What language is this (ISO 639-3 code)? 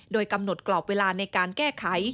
tha